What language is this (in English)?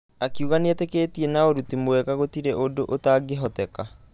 Kikuyu